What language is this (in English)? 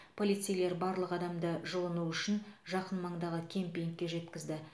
Kazakh